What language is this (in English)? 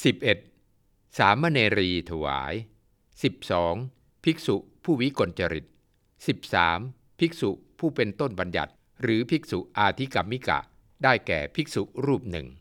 Thai